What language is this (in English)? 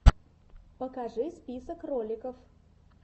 Russian